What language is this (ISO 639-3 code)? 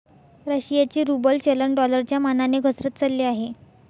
mar